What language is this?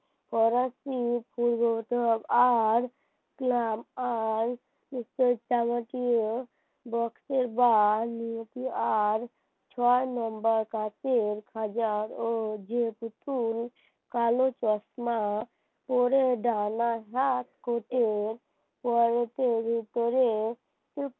Bangla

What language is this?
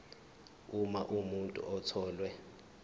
Zulu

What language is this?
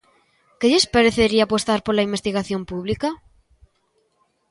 Galician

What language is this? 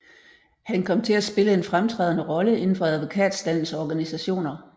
Danish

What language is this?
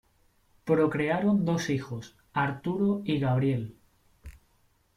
Spanish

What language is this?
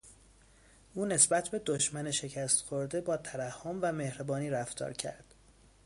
Persian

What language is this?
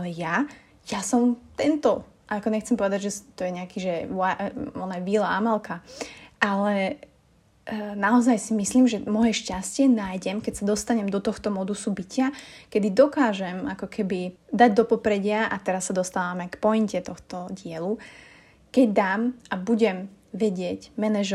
Slovak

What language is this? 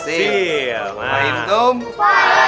Indonesian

